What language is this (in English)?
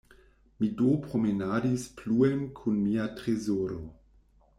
Esperanto